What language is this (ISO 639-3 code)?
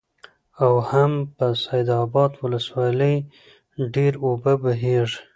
pus